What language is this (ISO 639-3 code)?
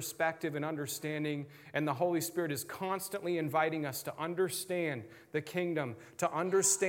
eng